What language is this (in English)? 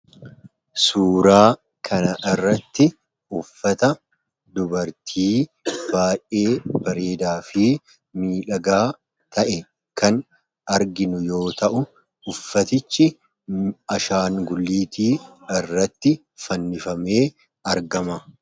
Oromo